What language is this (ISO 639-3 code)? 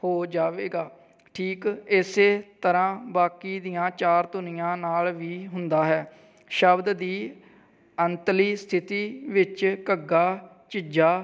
pan